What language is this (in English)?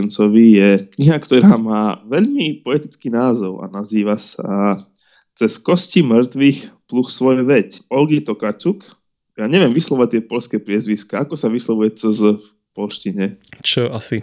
Slovak